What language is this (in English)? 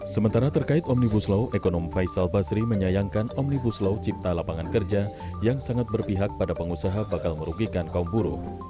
Indonesian